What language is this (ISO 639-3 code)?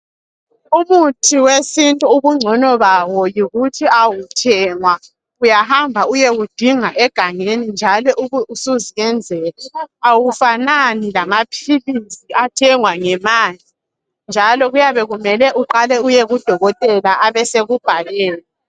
nde